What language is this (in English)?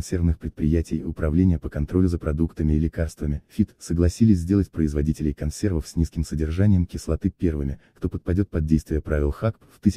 Russian